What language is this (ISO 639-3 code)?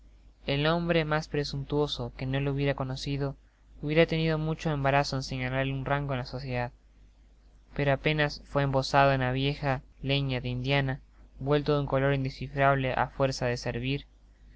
spa